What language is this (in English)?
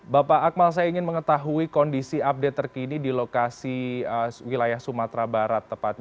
Indonesian